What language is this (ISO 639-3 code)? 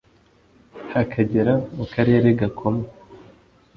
kin